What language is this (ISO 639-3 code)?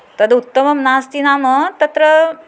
san